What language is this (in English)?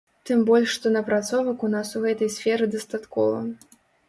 Belarusian